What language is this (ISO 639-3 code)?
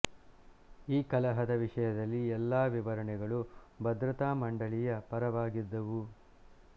kan